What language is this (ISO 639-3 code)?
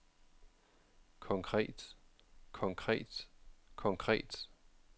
dan